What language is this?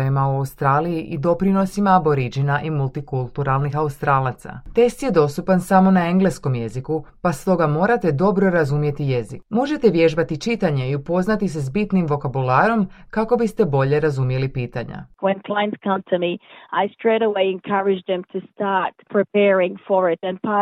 Croatian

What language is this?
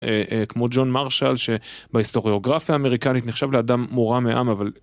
Hebrew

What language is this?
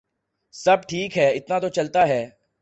Urdu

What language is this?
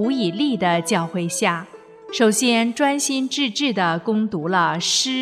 Chinese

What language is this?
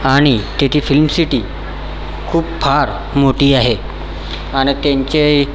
Marathi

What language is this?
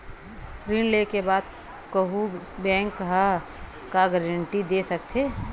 Chhattisgarhi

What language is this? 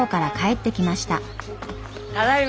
Japanese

